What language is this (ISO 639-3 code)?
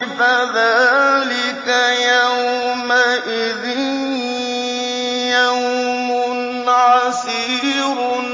ara